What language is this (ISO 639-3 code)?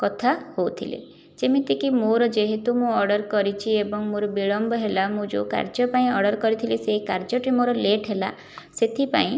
ori